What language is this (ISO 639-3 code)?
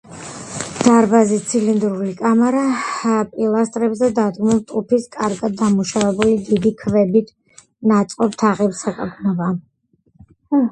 kat